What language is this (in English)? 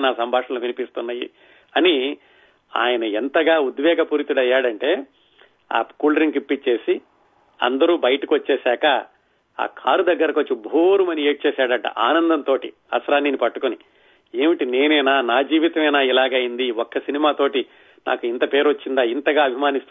Telugu